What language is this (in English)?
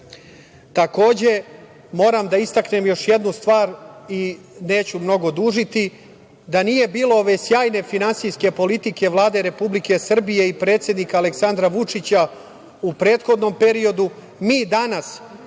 Serbian